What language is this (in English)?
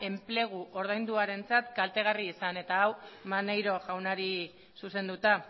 Basque